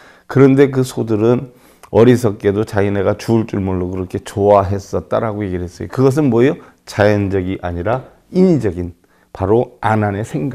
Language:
Korean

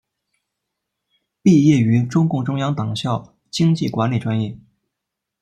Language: Chinese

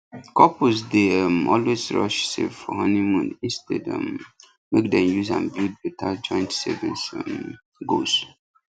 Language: Nigerian Pidgin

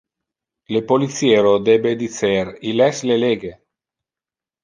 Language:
Interlingua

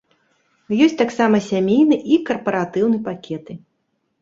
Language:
Belarusian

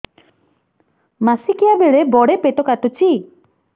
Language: Odia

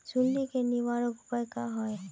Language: Magahi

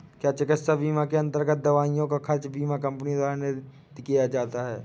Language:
Hindi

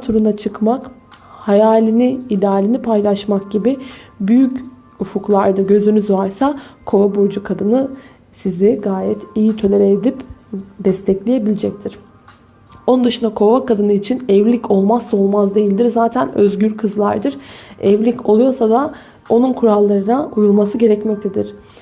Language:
Turkish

